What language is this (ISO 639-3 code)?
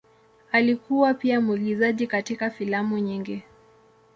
swa